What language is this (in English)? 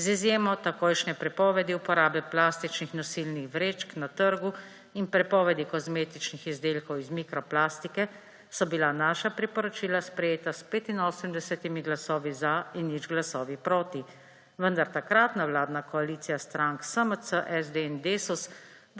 Slovenian